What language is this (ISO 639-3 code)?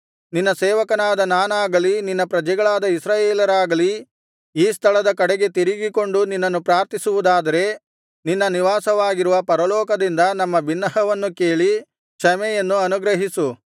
kan